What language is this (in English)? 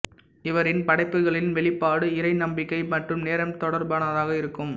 Tamil